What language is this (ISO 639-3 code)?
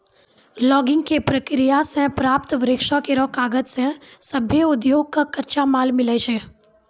mai